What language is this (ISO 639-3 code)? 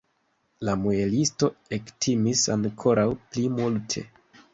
epo